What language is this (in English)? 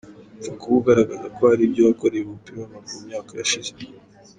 Kinyarwanda